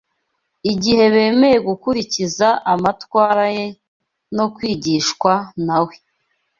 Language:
Kinyarwanda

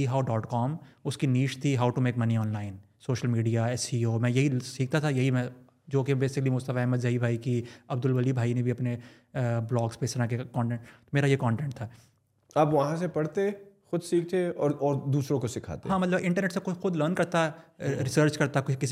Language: Urdu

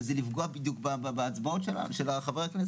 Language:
Hebrew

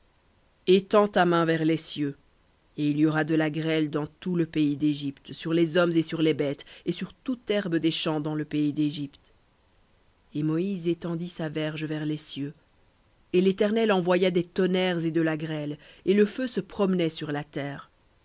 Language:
French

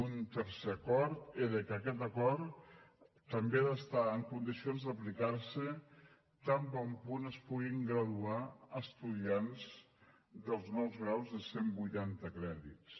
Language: Catalan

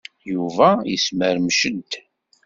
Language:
Kabyle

